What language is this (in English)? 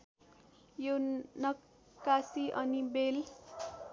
Nepali